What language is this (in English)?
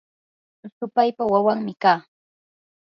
Yanahuanca Pasco Quechua